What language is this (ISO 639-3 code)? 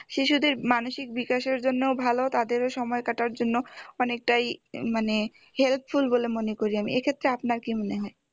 ben